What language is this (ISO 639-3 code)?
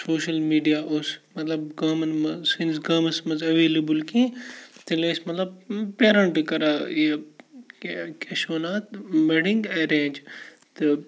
kas